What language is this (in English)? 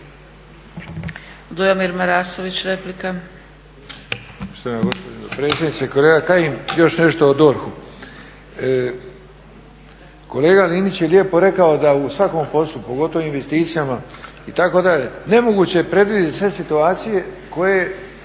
Croatian